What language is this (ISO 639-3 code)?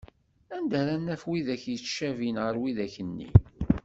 kab